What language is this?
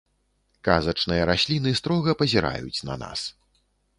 Belarusian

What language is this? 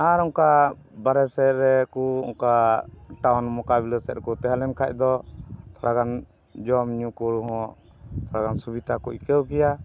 Santali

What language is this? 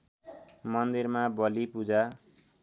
Nepali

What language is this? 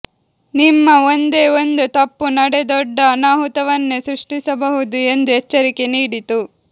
Kannada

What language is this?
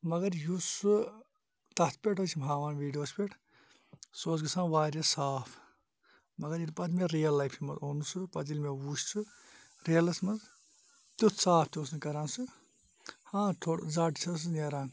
Kashmiri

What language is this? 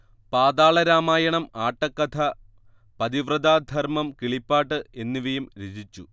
Malayalam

